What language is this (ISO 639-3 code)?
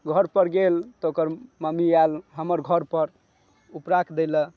mai